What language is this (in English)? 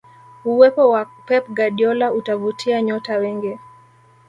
Swahili